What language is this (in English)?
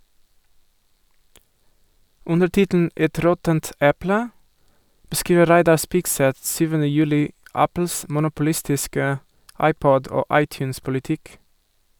Norwegian